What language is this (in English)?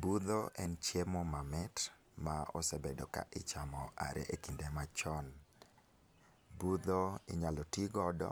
Luo (Kenya and Tanzania)